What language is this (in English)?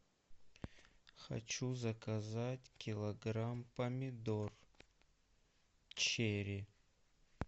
Russian